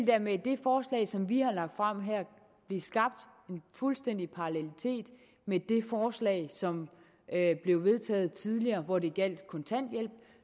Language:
Danish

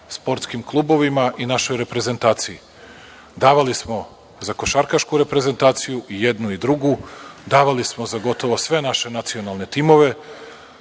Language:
Serbian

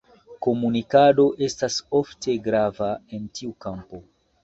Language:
Esperanto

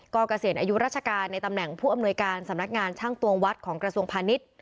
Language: Thai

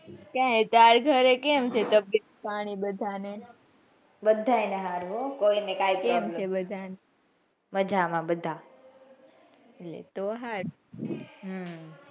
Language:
Gujarati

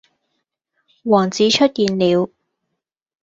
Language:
Cantonese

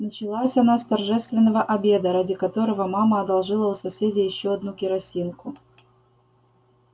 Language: Russian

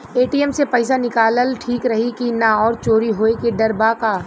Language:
Bhojpuri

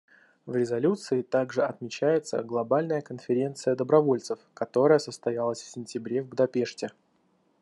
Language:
Russian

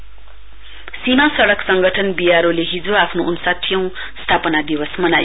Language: Nepali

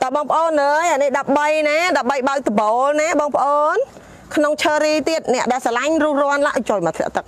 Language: Thai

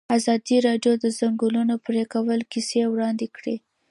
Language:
Pashto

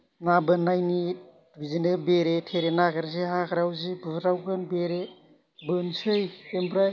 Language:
Bodo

